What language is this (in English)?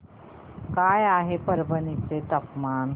Marathi